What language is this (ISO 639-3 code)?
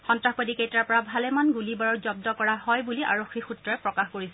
asm